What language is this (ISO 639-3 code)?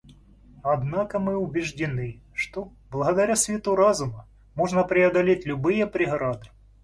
rus